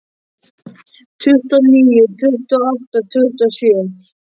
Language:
Icelandic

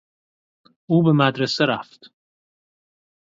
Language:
Persian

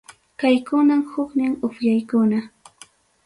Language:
Ayacucho Quechua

